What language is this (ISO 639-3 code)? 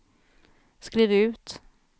swe